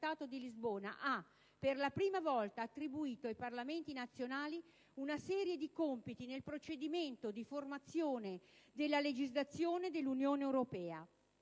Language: Italian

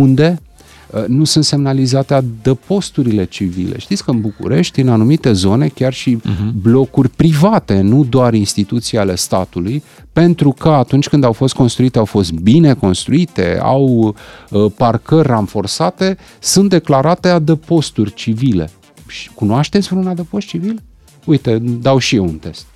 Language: Romanian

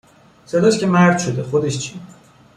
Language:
Persian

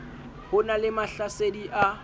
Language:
Southern Sotho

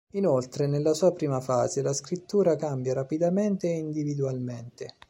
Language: Italian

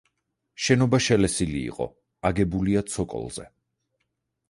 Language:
Georgian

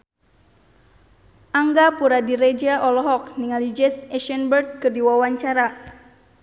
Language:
Sundanese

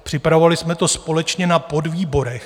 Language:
Czech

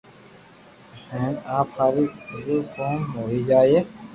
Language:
Loarki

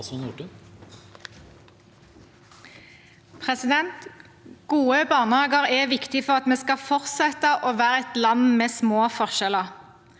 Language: Norwegian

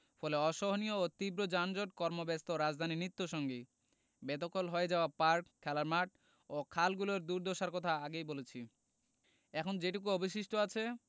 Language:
Bangla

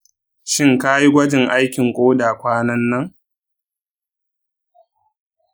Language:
Hausa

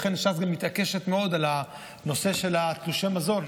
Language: Hebrew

